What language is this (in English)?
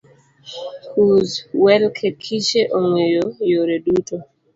Luo (Kenya and Tanzania)